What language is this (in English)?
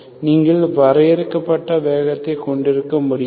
Tamil